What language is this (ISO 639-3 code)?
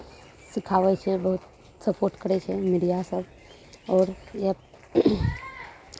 mai